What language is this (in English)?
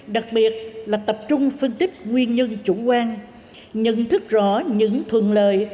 Vietnamese